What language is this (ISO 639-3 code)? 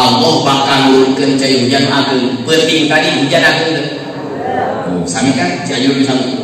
ind